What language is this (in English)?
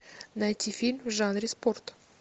Russian